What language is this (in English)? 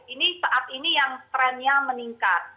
Indonesian